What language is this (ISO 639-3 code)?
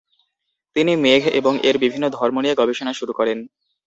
ben